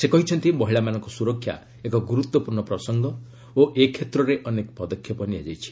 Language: Odia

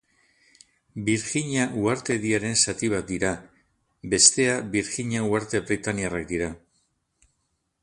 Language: Basque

